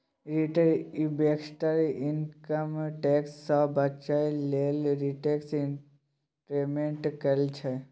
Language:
Maithili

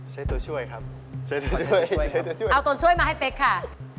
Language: Thai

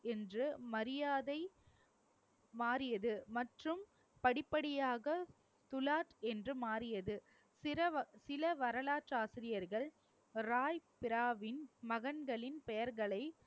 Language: Tamil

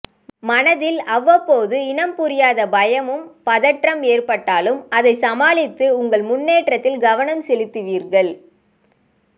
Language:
Tamil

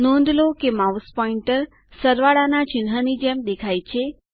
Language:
Gujarati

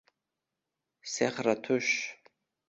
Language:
Uzbek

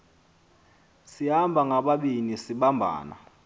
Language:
Xhosa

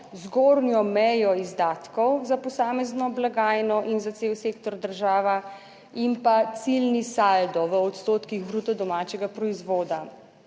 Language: Slovenian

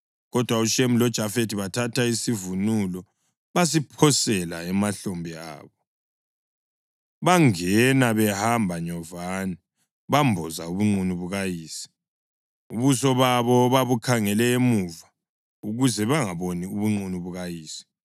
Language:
North Ndebele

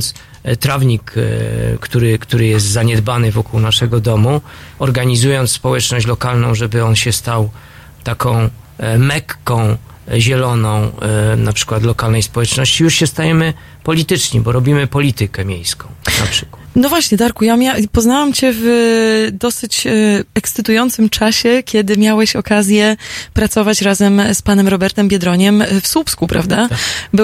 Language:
Polish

